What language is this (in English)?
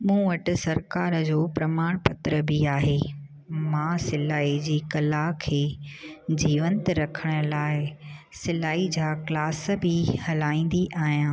Sindhi